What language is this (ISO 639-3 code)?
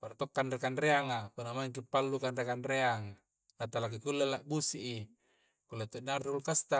kjc